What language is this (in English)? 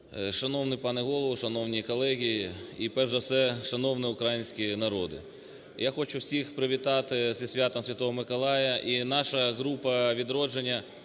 Ukrainian